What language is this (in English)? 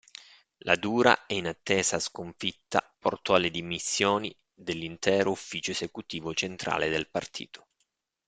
Italian